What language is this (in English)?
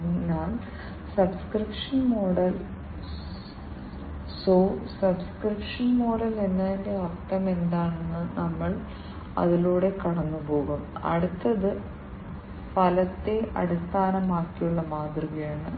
Malayalam